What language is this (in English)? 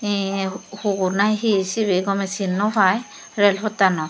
Chakma